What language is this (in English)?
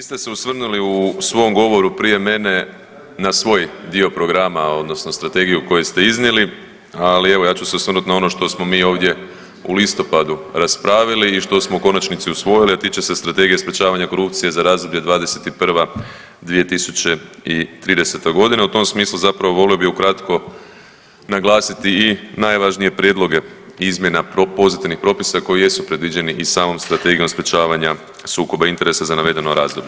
Croatian